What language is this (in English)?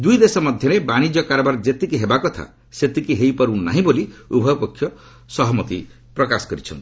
Odia